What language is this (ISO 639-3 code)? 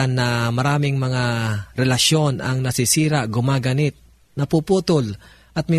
fil